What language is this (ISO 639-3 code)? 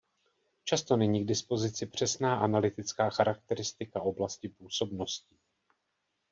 ces